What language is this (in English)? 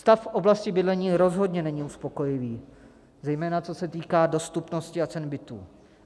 Czech